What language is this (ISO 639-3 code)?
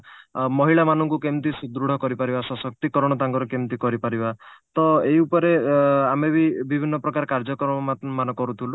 ori